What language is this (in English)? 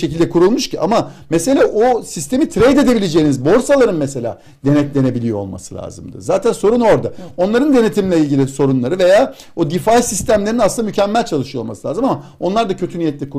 Turkish